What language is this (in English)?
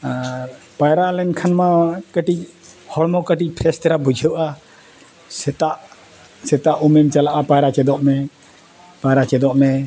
Santali